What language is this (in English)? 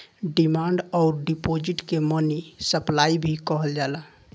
Bhojpuri